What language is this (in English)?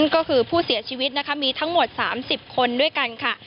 Thai